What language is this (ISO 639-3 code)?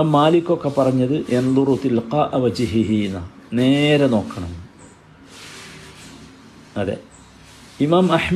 mal